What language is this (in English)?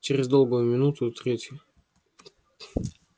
Russian